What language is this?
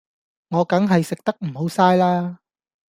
Cantonese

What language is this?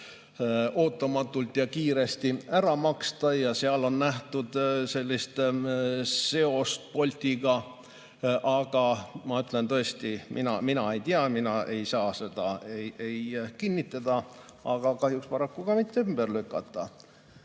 Estonian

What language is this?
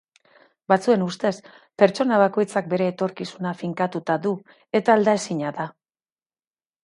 Basque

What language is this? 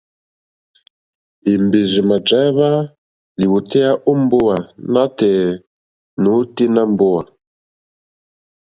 Mokpwe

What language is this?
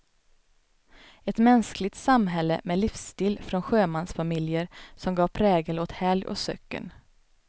Swedish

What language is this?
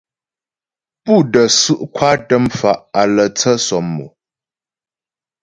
Ghomala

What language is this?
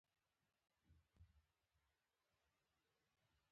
Pashto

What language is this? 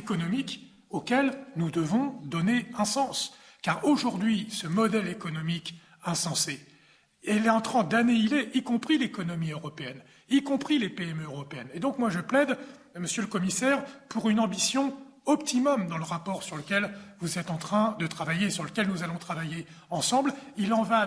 French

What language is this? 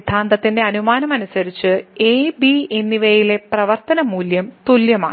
Malayalam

